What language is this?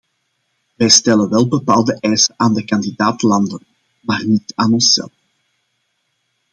Dutch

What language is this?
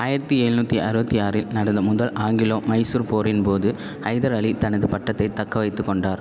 Tamil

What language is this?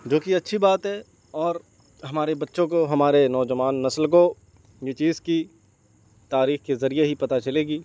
Urdu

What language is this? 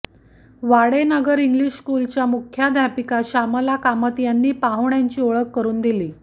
Marathi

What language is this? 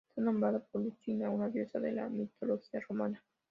Spanish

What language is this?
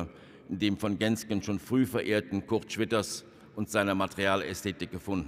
German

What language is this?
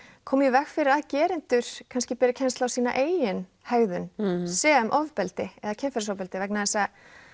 Icelandic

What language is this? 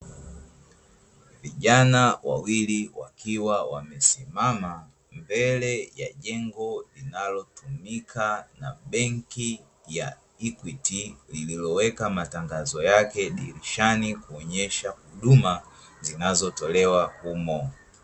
Swahili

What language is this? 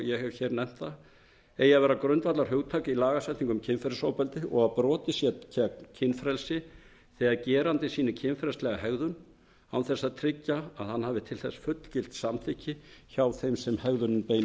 Icelandic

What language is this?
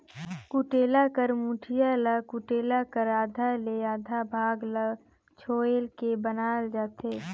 Chhattisgarhi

